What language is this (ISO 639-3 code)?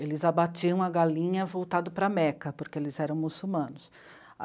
por